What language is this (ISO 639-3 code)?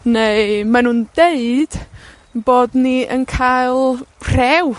cym